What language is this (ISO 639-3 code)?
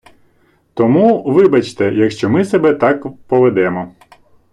ukr